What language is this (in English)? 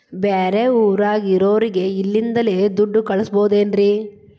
Kannada